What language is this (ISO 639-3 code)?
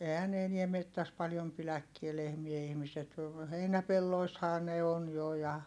fin